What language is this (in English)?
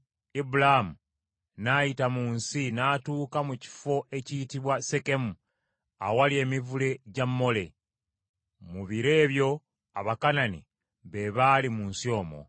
Ganda